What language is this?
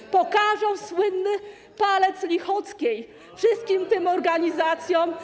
Polish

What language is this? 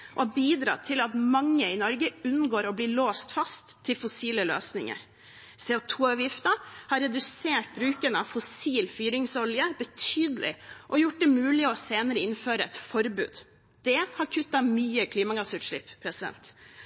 Norwegian Bokmål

